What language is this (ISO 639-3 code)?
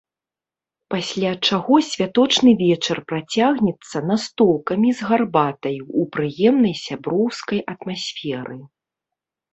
bel